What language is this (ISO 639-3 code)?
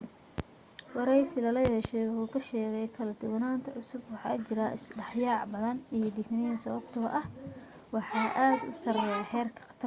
som